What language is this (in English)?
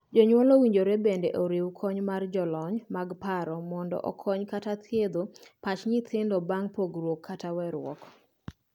Luo (Kenya and Tanzania)